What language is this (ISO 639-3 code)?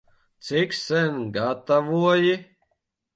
lav